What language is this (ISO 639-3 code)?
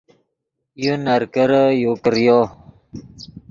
ydg